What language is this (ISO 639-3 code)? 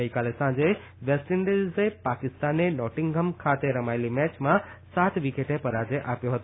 guj